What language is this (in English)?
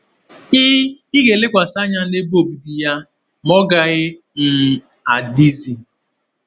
Igbo